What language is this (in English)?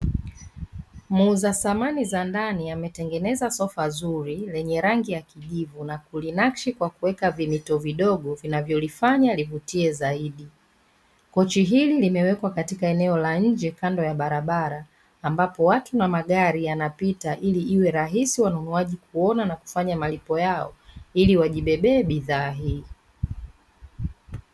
Swahili